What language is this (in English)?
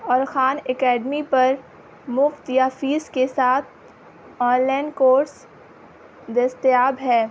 Urdu